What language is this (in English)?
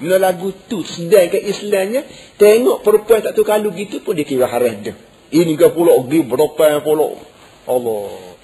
Malay